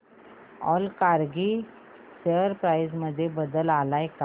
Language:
Marathi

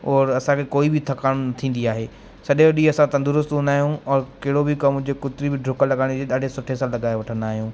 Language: Sindhi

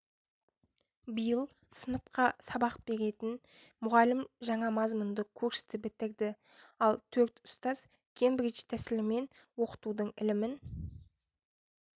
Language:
Kazakh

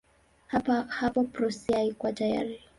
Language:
Swahili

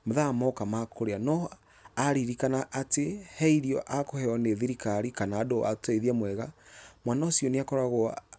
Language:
Kikuyu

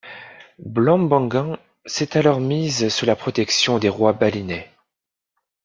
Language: French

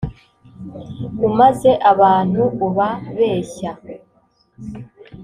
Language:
Kinyarwanda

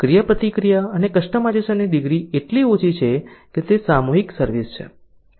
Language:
Gujarati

